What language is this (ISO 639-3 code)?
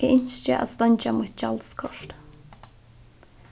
fao